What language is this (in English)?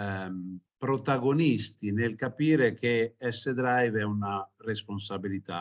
Italian